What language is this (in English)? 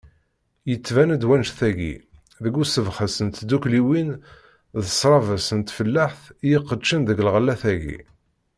Kabyle